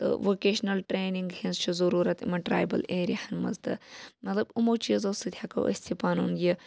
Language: Kashmiri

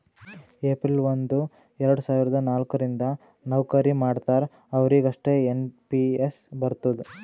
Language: Kannada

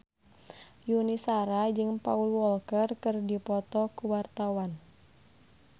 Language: Sundanese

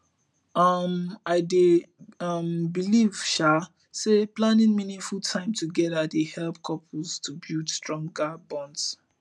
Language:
Nigerian Pidgin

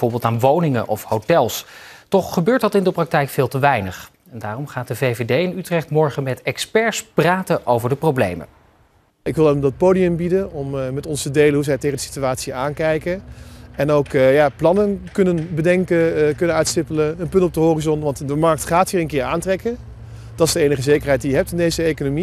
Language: Dutch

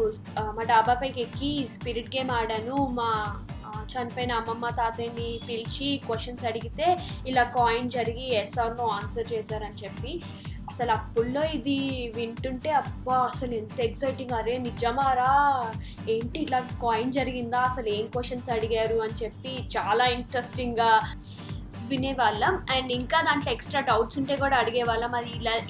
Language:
Telugu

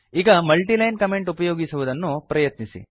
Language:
Kannada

